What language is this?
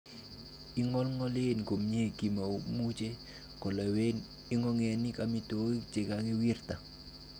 Kalenjin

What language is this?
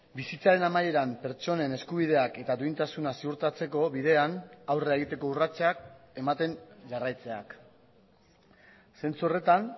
Basque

